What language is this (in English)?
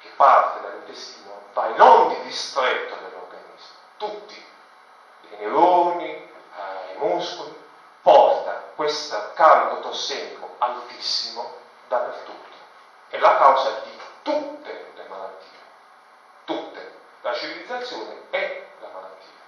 Italian